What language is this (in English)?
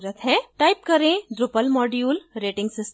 Hindi